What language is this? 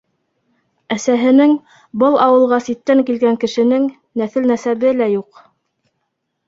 Bashkir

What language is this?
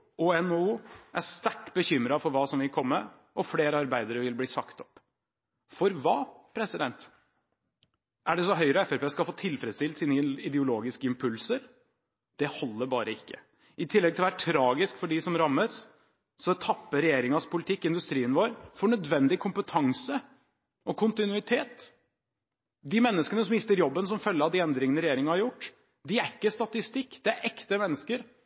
Norwegian Bokmål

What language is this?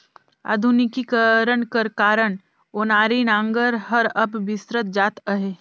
Chhattisgarhi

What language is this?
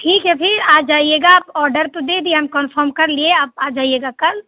Hindi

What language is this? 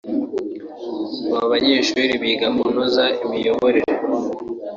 Kinyarwanda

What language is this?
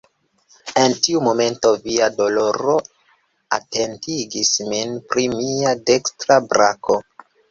Esperanto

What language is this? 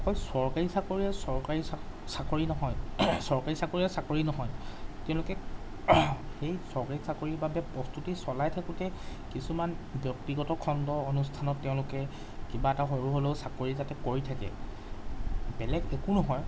Assamese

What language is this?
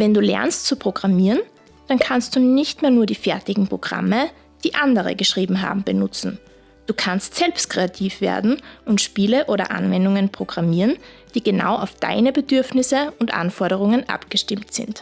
German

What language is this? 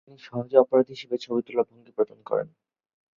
Bangla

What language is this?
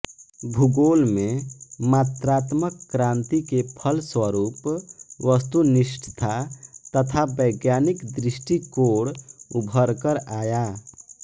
Hindi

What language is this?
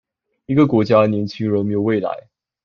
Chinese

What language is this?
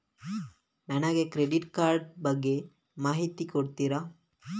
Kannada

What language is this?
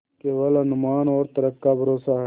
Hindi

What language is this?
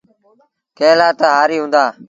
Sindhi Bhil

